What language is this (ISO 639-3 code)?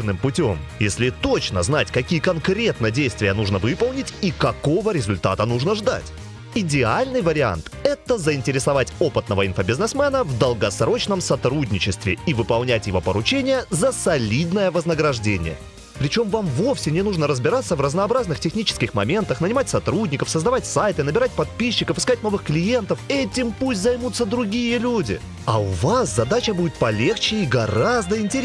rus